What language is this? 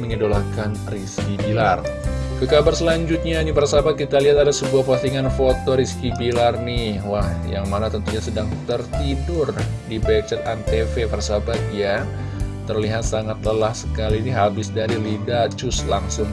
Indonesian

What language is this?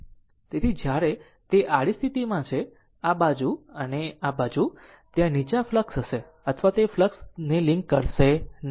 Gujarati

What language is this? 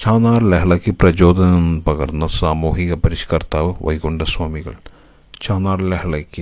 Malayalam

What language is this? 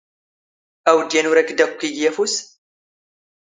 Standard Moroccan Tamazight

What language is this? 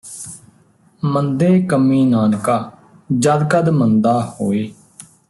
Punjabi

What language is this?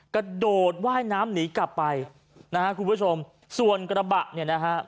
Thai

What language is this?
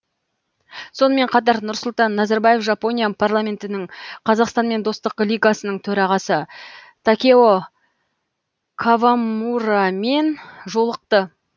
Kazakh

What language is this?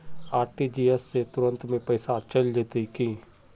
Magahi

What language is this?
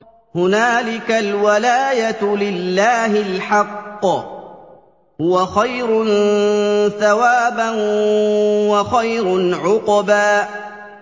Arabic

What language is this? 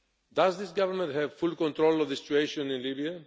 English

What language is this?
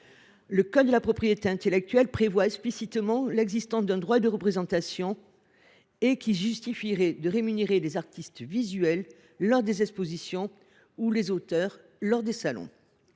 French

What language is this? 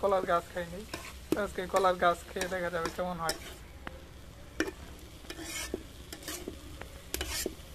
Romanian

